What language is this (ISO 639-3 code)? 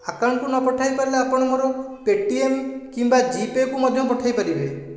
ori